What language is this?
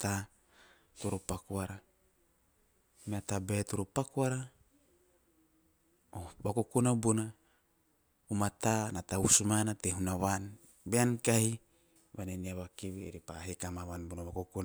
Teop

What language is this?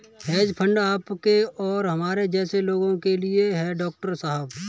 Hindi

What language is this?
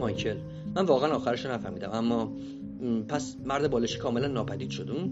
Persian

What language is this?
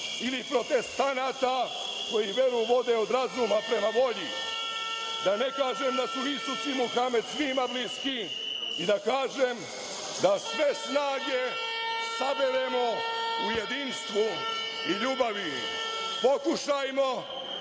Serbian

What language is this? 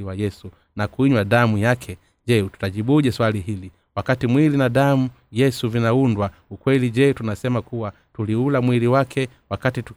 Swahili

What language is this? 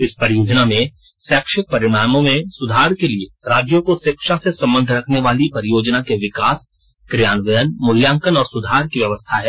Hindi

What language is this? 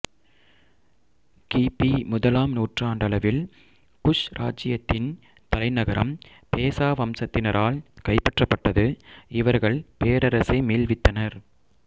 Tamil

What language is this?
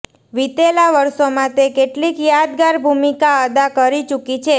Gujarati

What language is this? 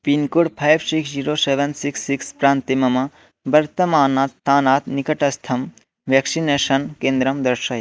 Sanskrit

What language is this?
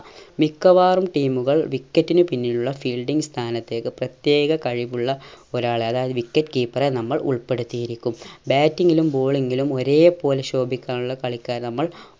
Malayalam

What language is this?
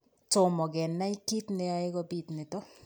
Kalenjin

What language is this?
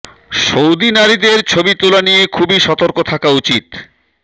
Bangla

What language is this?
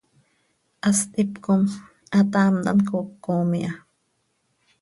Seri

